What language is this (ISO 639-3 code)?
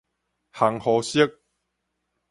nan